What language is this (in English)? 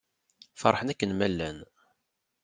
Kabyle